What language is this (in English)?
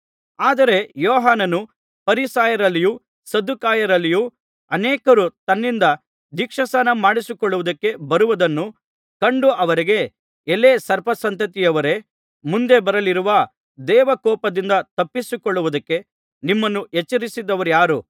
Kannada